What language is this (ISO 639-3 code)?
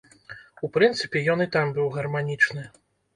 bel